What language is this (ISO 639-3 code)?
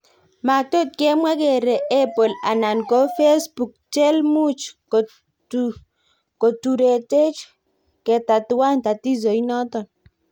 kln